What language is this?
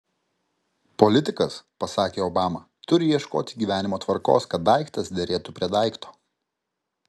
Lithuanian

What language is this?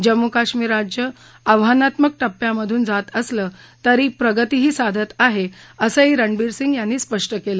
Marathi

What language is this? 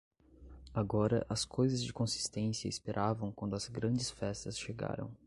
Portuguese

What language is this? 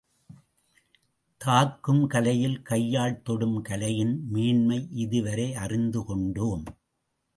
Tamil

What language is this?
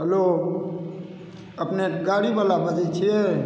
Maithili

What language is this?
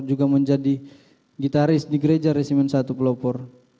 Indonesian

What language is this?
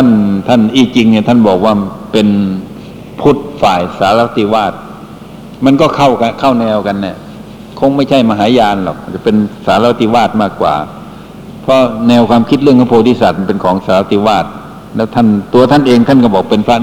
Thai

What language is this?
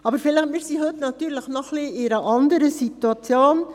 Swiss German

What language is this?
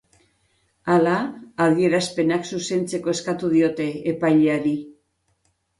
Basque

